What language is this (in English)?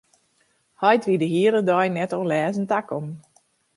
Western Frisian